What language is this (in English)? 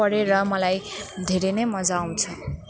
Nepali